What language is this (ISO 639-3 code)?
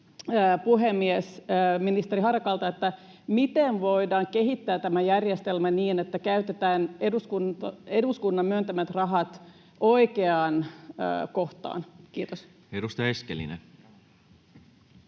fin